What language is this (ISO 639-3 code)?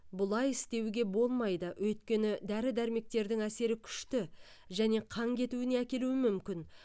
kaz